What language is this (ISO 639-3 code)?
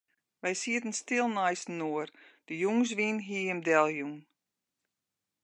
fry